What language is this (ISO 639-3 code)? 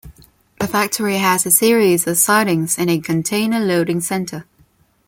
eng